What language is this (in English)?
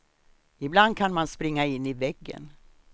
Swedish